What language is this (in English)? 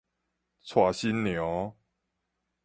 Min Nan Chinese